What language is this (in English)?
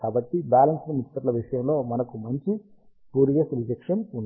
Telugu